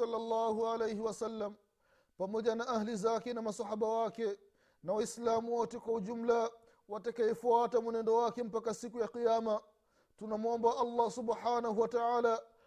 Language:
Swahili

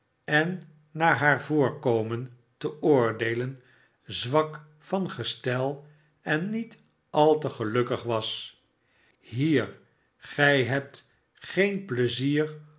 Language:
Dutch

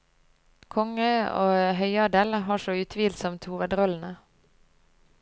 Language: Norwegian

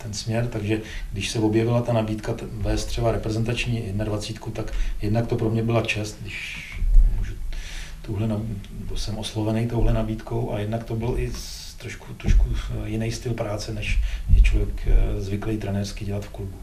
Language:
Czech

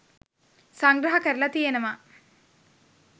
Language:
Sinhala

